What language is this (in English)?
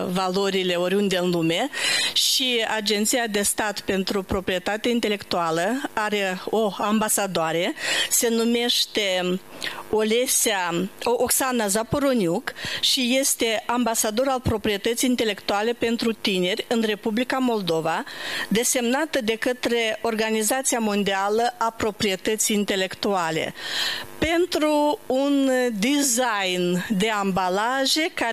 Romanian